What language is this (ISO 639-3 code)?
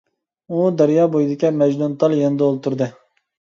uig